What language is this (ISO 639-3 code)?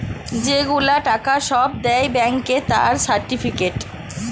ben